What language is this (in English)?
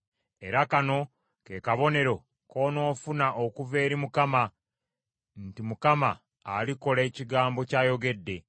Ganda